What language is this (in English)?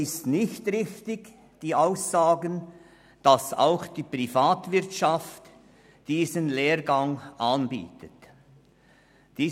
Swiss German